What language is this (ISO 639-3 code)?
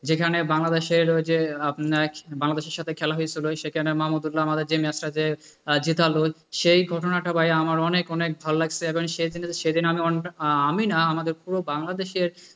ben